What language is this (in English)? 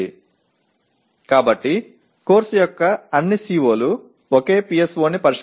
Tamil